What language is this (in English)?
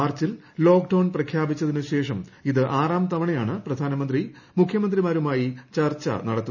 Malayalam